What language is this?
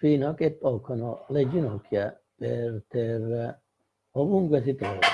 Italian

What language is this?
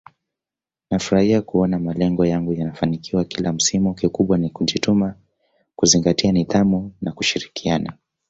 Swahili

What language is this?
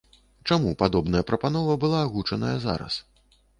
Belarusian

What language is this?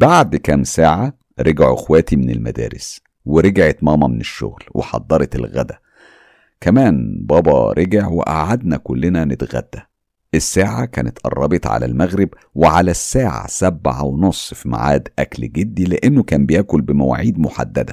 Arabic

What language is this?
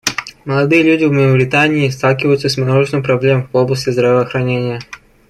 Russian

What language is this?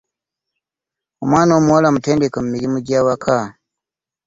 Ganda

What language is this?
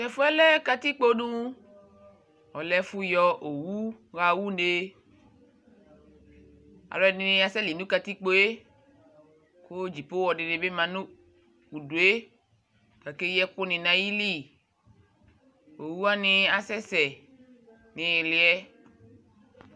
Ikposo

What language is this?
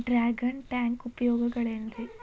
Kannada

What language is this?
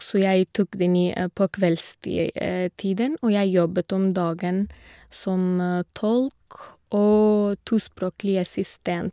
Norwegian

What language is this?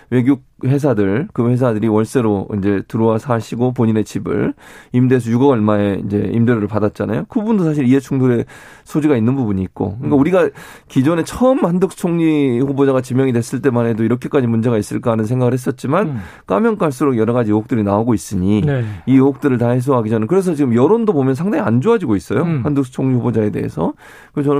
Korean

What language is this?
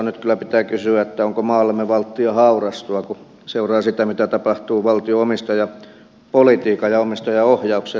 Finnish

